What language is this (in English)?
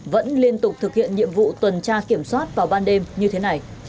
Vietnamese